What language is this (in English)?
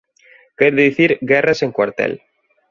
Galician